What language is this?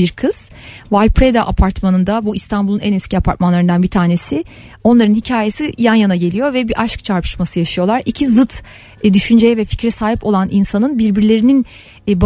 Turkish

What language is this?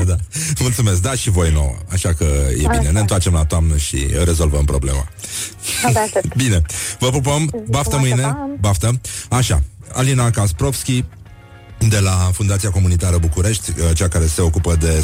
Romanian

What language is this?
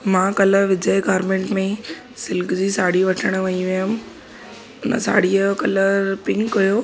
Sindhi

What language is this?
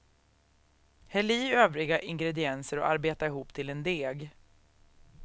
Swedish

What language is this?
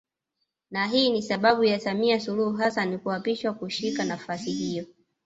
Swahili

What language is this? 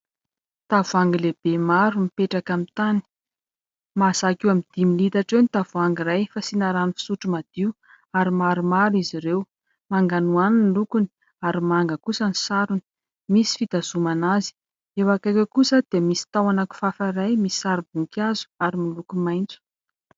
Malagasy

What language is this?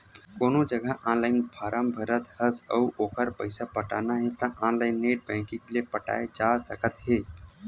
Chhattisgarhi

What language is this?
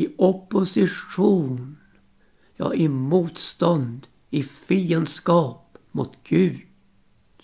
Swedish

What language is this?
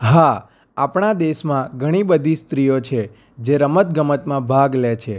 Gujarati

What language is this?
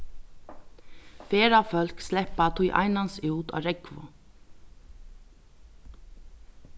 Faroese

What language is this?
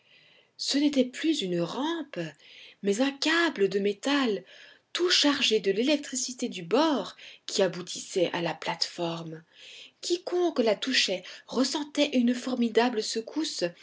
French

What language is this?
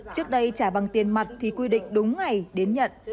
Vietnamese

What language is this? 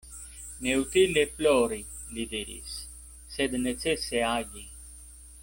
Esperanto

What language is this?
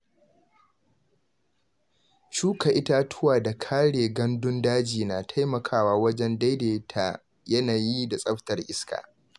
Hausa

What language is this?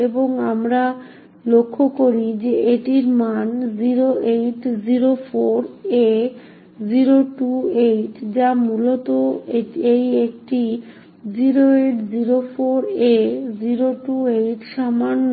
Bangla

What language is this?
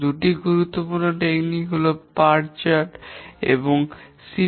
Bangla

